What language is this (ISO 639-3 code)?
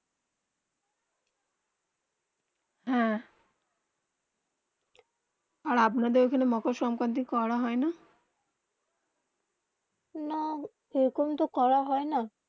ben